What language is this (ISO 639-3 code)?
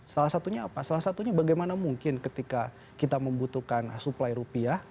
ind